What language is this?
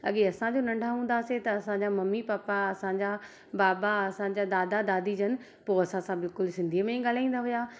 Sindhi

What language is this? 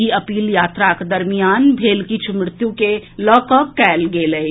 Maithili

